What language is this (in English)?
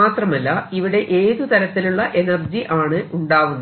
Malayalam